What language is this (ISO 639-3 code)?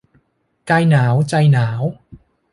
tha